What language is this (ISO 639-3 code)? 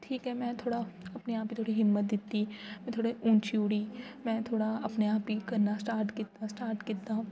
doi